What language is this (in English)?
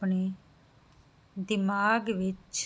Punjabi